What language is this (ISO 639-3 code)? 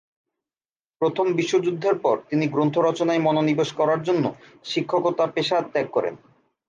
ben